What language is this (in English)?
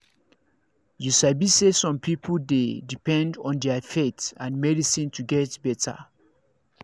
Nigerian Pidgin